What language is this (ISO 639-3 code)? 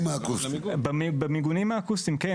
heb